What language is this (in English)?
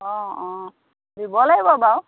Assamese